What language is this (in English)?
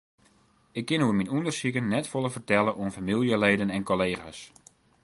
Western Frisian